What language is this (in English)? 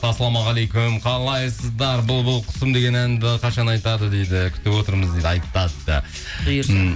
Kazakh